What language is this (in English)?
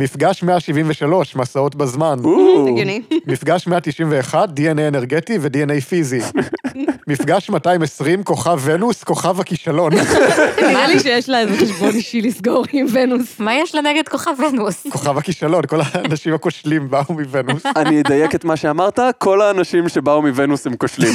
Hebrew